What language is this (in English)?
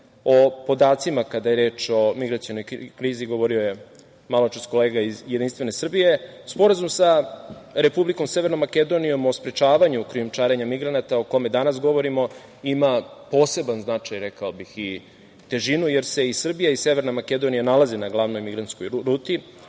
Serbian